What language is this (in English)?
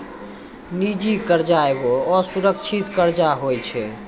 Maithili